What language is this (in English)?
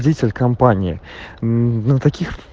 Russian